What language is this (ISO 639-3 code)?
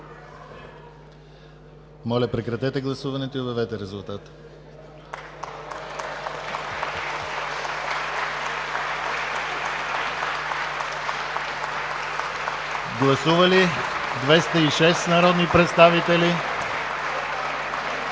bul